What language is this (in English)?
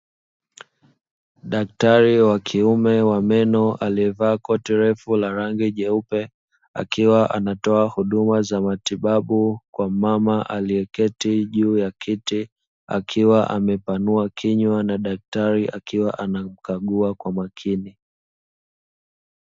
Swahili